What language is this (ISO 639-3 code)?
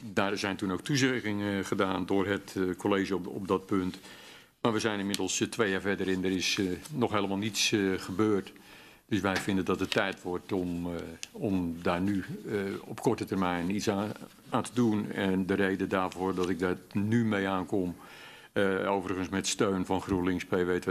nld